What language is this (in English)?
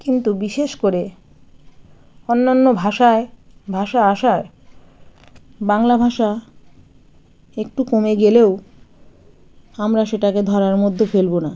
Bangla